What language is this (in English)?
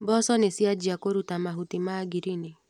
Kikuyu